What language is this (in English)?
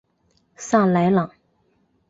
Chinese